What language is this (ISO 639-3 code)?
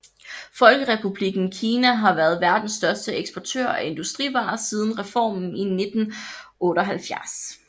dan